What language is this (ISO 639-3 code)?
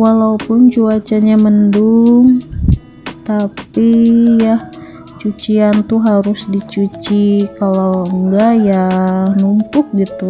ind